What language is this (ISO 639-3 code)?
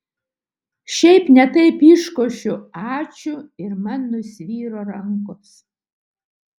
lit